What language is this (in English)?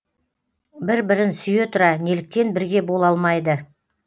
Kazakh